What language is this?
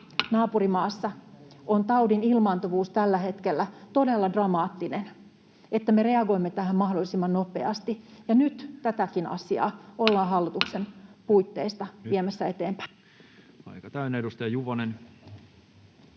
Finnish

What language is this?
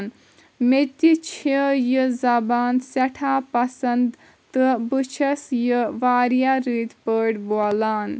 Kashmiri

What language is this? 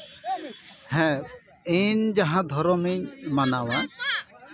Santali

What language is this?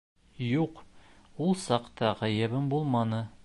Bashkir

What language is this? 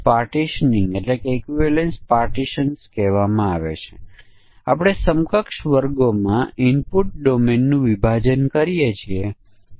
Gujarati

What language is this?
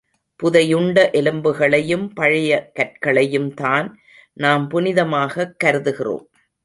Tamil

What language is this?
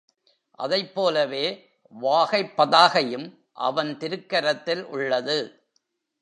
Tamil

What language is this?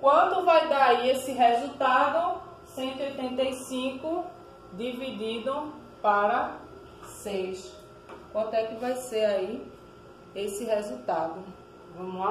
Portuguese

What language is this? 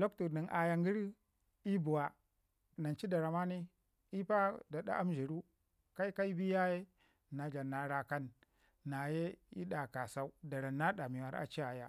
Ngizim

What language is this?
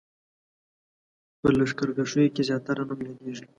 Pashto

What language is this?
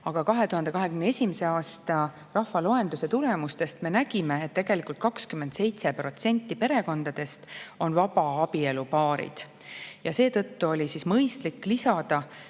Estonian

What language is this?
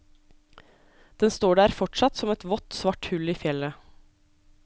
Norwegian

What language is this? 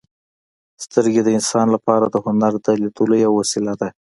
Pashto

